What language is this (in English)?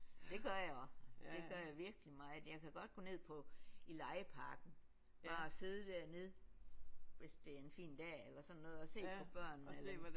Danish